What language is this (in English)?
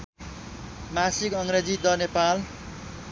Nepali